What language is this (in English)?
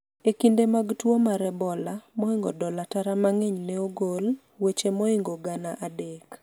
Luo (Kenya and Tanzania)